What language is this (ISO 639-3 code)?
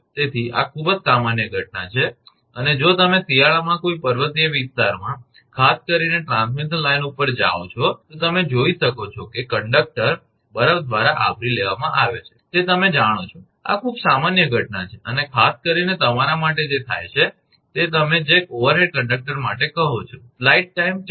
guj